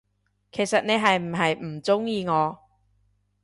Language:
Cantonese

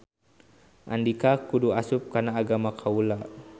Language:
Sundanese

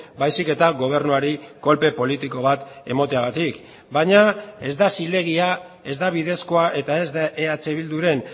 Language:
Basque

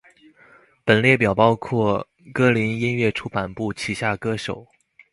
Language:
Chinese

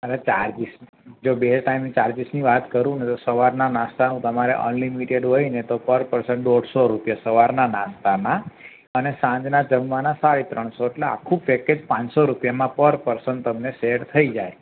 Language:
Gujarati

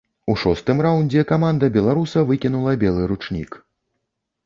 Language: Belarusian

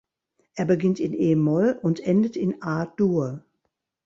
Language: German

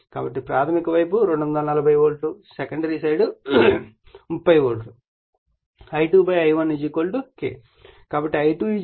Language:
Telugu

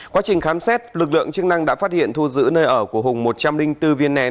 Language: Vietnamese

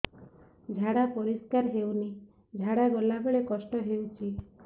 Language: Odia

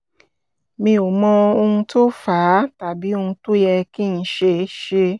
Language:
Yoruba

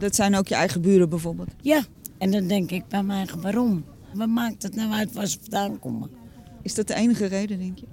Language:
Dutch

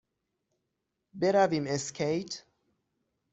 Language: Persian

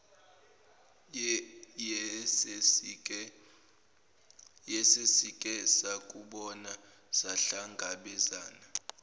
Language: Zulu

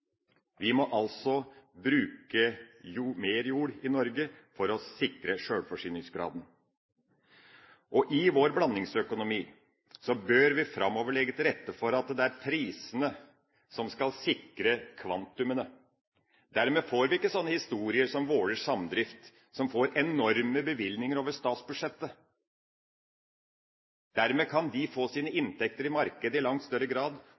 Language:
Norwegian Bokmål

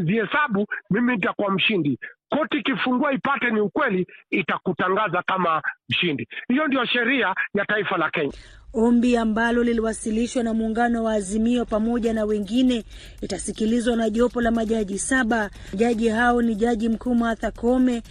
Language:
Swahili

